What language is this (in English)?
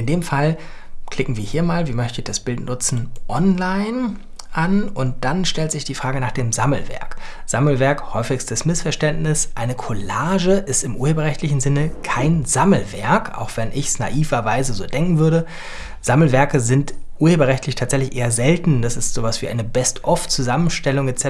German